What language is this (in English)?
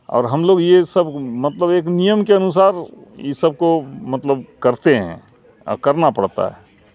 Urdu